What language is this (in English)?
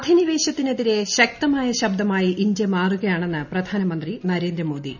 Malayalam